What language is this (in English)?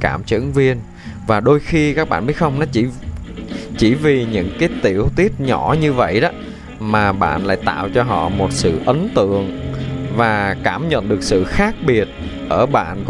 Vietnamese